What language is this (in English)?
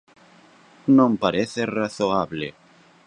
Galician